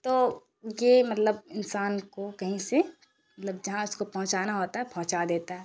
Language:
Urdu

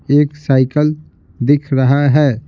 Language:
Hindi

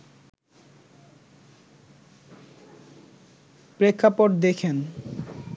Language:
Bangla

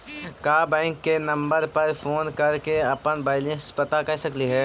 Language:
Magahi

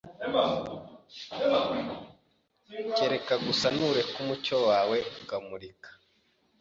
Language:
Kinyarwanda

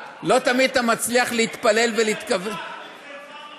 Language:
Hebrew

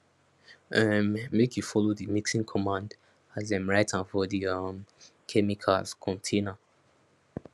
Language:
Nigerian Pidgin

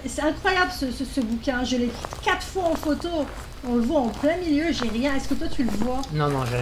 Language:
French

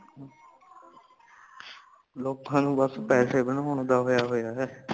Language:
Punjabi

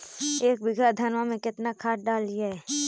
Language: Magahi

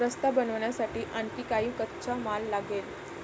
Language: Marathi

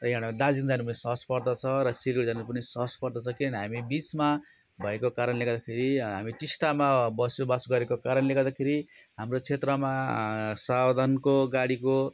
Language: Nepali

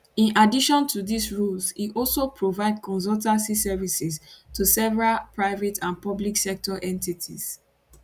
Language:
Nigerian Pidgin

